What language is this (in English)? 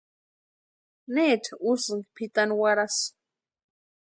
Western Highland Purepecha